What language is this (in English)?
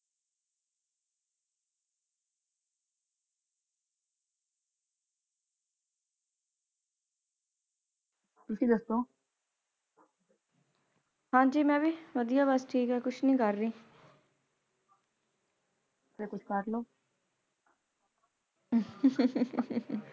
Punjabi